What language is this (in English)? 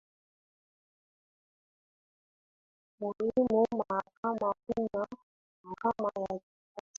Swahili